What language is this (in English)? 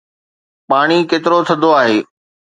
Sindhi